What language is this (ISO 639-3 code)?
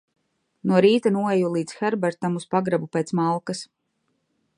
lav